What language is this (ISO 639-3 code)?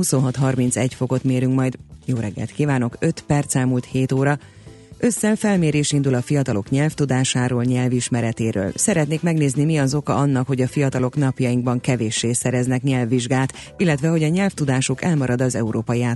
hun